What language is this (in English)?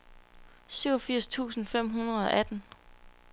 Danish